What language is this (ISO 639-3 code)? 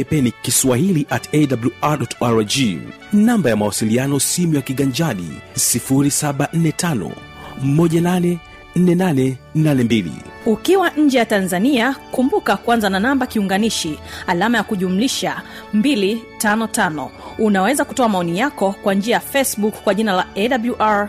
swa